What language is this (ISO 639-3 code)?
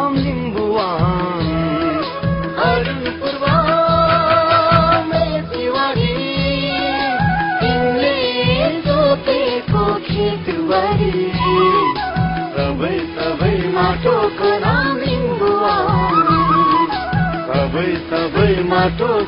hin